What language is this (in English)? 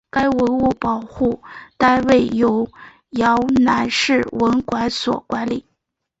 Chinese